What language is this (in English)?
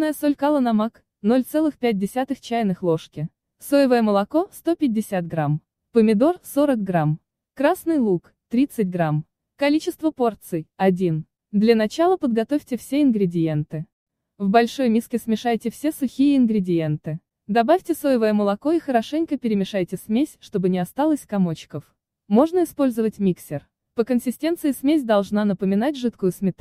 Russian